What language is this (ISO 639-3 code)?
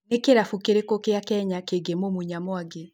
kik